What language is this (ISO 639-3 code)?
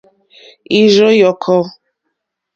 bri